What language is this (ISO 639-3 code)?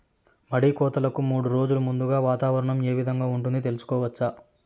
tel